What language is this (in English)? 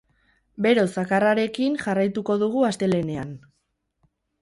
Basque